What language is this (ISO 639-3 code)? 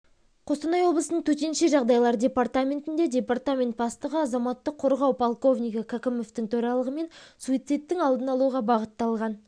kaz